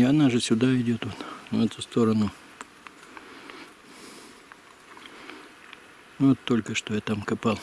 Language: Russian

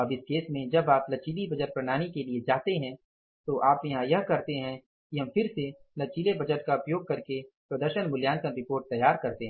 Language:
Hindi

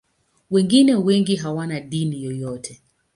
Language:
Swahili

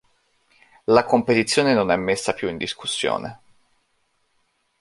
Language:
Italian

